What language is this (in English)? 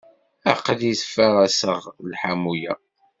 Kabyle